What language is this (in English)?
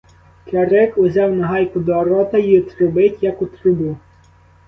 Ukrainian